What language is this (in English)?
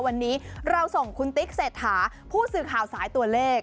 Thai